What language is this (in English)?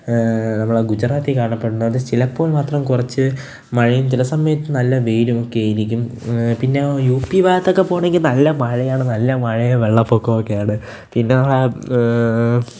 Malayalam